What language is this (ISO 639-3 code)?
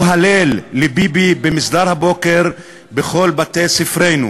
heb